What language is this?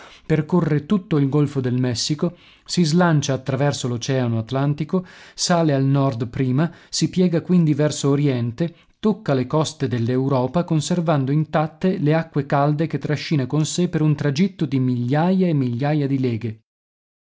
Italian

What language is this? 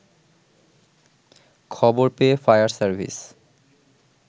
Bangla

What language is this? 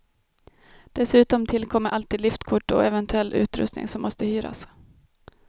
Swedish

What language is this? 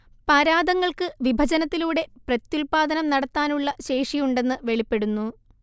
Malayalam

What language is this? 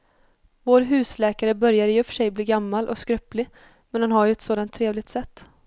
Swedish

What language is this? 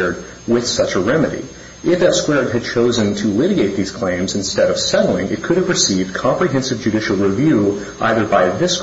English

